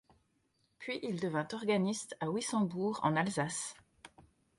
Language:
French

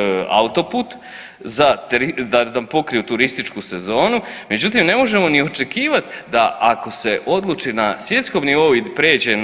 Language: Croatian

